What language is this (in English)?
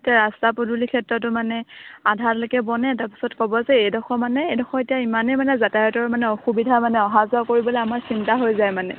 Assamese